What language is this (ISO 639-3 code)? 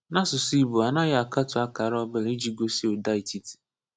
ibo